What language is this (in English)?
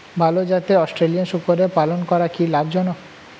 Bangla